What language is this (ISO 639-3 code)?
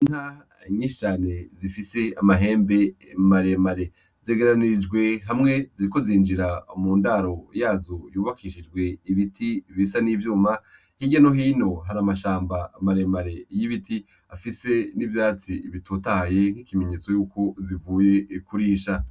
run